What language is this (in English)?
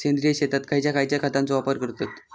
Marathi